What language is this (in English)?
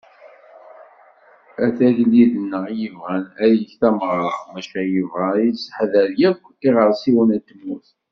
Kabyle